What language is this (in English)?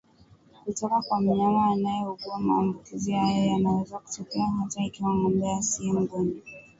Swahili